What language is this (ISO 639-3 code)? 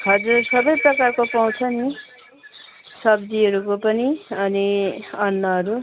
nep